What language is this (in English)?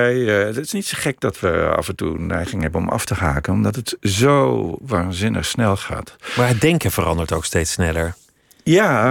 Dutch